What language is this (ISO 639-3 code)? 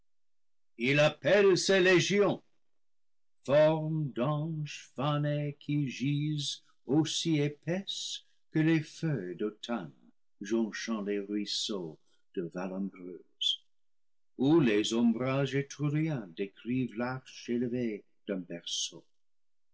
fra